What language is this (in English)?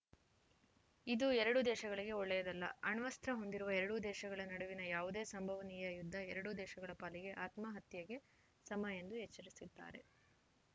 Kannada